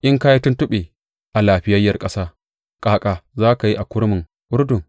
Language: Hausa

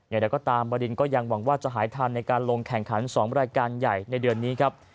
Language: Thai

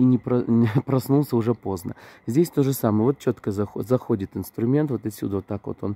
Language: Russian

